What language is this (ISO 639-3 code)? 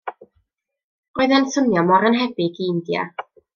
cym